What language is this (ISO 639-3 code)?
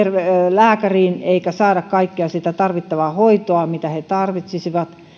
fin